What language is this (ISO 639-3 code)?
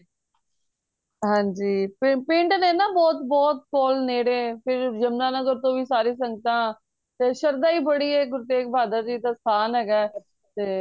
pan